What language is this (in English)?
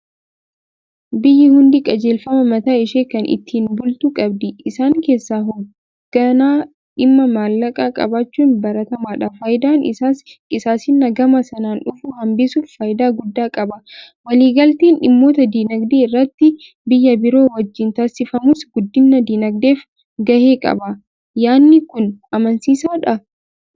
Oromo